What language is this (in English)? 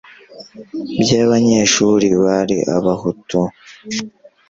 Kinyarwanda